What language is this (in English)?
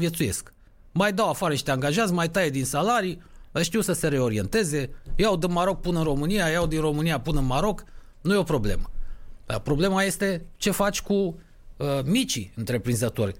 Romanian